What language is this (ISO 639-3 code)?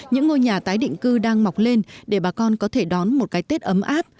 vie